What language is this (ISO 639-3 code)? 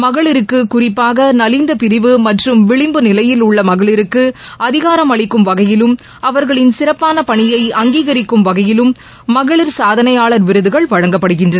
tam